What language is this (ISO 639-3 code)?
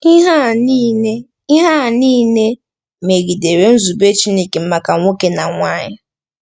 ibo